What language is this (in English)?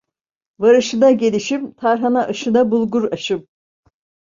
Turkish